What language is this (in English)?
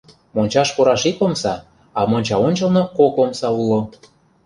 Mari